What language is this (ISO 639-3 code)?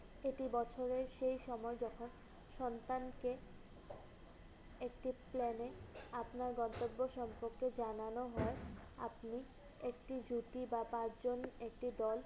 ben